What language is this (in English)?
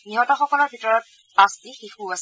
Assamese